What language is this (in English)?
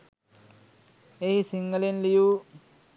Sinhala